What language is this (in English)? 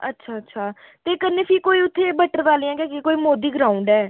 Dogri